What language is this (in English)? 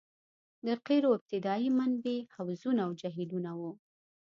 Pashto